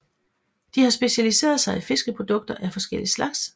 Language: Danish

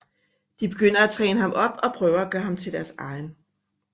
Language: Danish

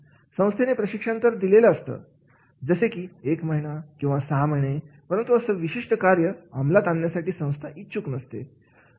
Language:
Marathi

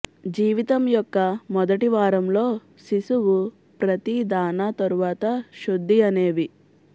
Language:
Telugu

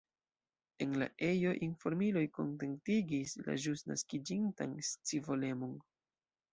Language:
Esperanto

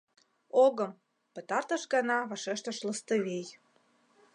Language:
Mari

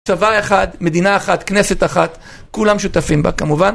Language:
Hebrew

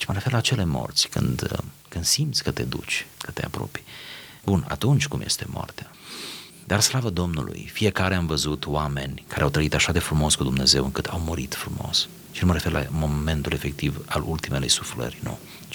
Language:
Romanian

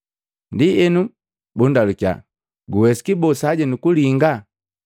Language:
Matengo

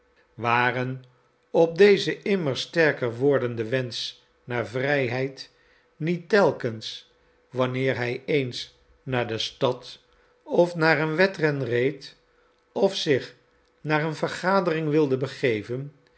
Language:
Dutch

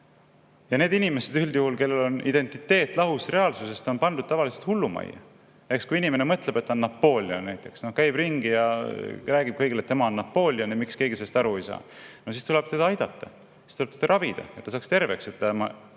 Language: Estonian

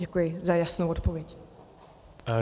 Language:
Czech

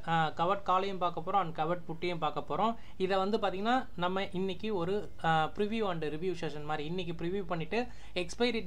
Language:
Romanian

